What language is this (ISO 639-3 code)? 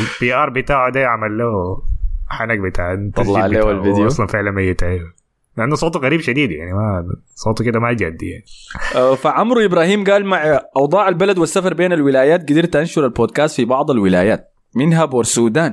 ara